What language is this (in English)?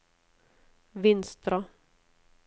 Norwegian